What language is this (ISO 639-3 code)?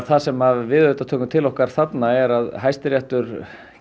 isl